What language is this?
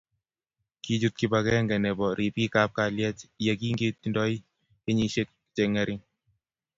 Kalenjin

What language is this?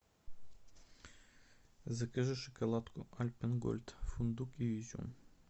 Russian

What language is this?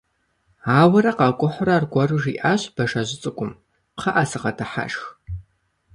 Kabardian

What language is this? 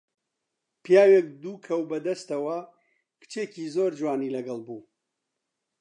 Central Kurdish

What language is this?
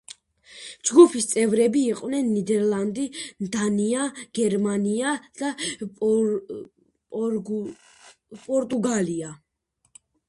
Georgian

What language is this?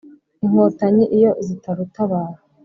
Kinyarwanda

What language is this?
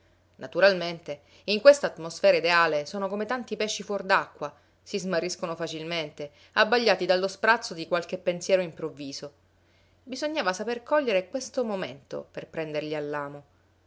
Italian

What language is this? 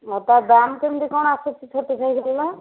Odia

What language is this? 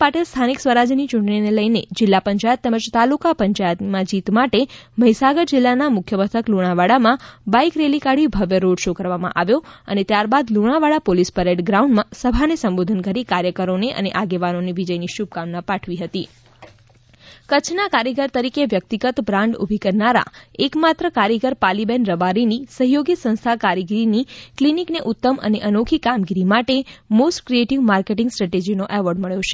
Gujarati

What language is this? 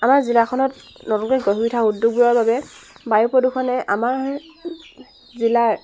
Assamese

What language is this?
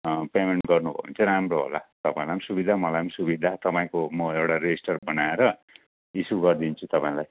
Nepali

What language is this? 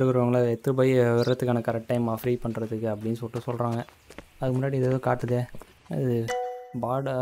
Romanian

